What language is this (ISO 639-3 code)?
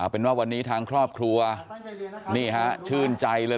tha